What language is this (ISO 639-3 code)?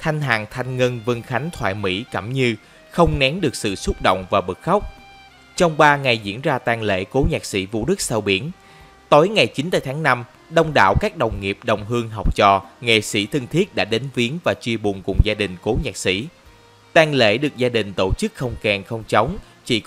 vie